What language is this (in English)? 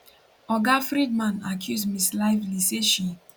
Nigerian Pidgin